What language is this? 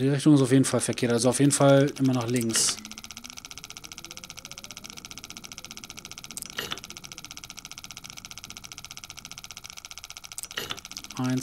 German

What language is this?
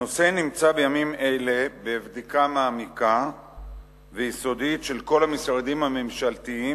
Hebrew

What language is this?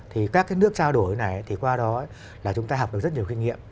Vietnamese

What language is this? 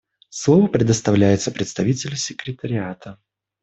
Russian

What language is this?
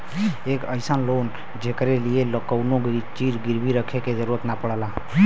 Bhojpuri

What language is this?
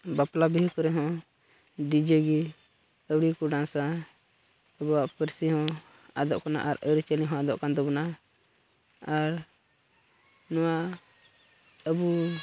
Santali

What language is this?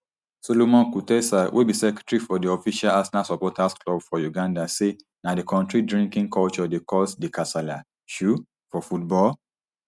Nigerian Pidgin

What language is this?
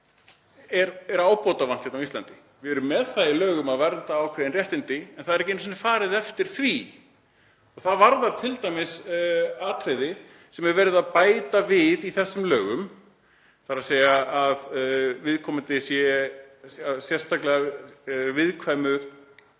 Icelandic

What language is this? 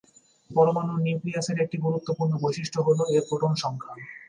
Bangla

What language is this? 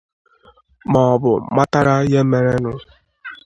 Igbo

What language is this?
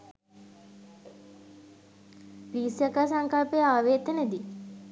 Sinhala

